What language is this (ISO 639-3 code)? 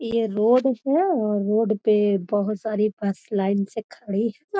mag